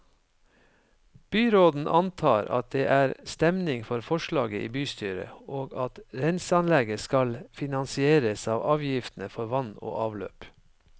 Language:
Norwegian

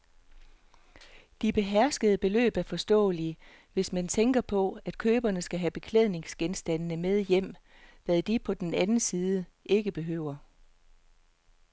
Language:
Danish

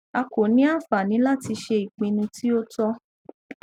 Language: Yoruba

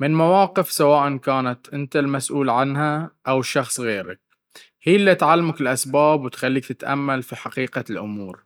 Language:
Baharna Arabic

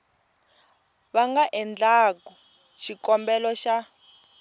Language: Tsonga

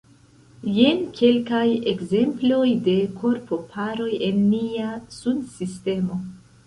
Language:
Esperanto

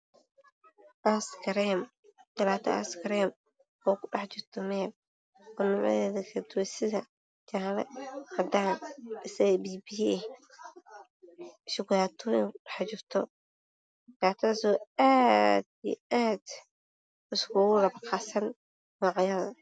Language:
Somali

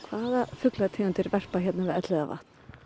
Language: Icelandic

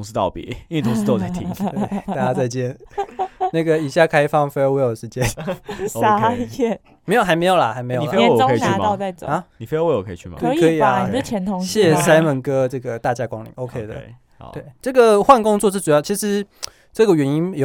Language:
Chinese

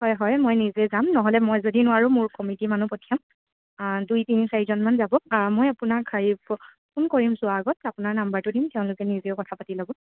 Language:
Assamese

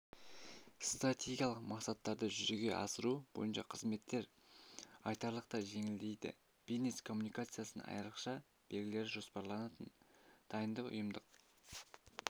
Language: Kazakh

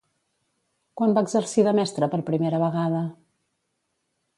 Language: Catalan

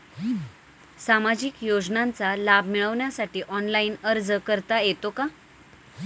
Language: Marathi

